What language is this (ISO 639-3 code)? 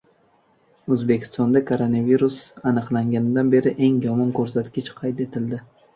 uzb